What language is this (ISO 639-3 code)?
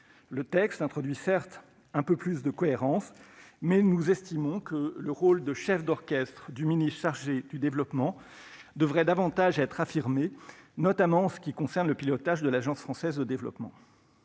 fra